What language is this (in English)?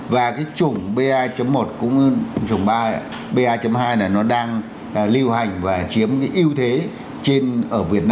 Vietnamese